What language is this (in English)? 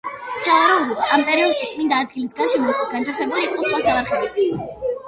Georgian